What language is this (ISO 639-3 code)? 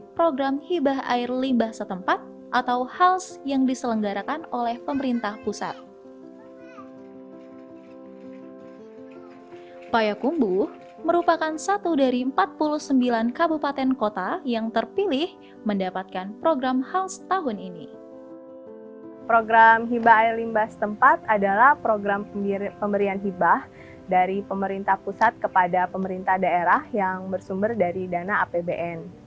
ind